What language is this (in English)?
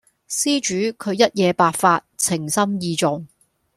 Cantonese